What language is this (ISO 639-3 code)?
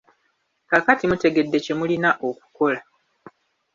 lug